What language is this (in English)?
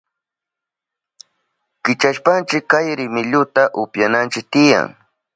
Southern Pastaza Quechua